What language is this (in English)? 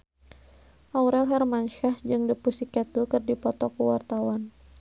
Sundanese